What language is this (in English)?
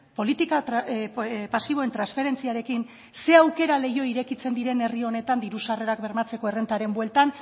Basque